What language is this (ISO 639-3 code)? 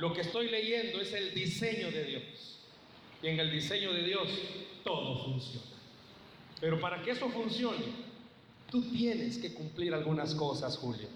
spa